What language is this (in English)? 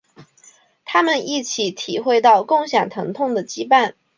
Chinese